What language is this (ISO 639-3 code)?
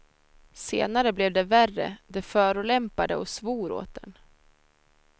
swe